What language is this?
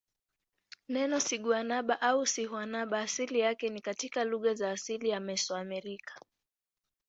Swahili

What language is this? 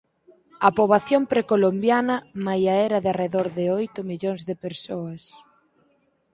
Galician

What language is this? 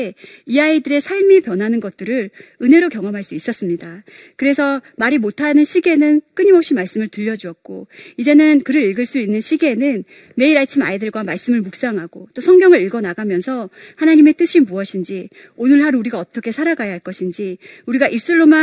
Korean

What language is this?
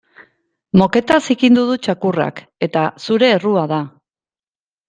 Basque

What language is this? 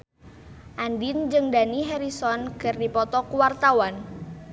Sundanese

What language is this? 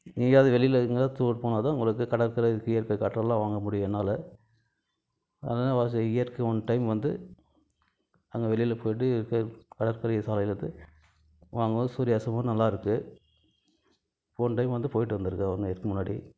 Tamil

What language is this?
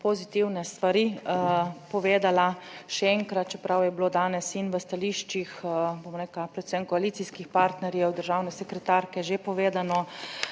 Slovenian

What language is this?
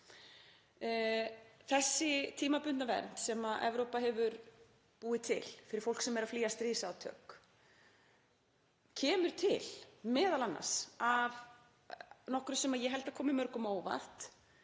Icelandic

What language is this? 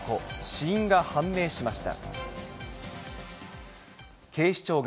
Japanese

